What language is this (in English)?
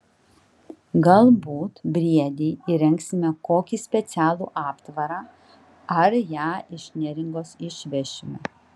Lithuanian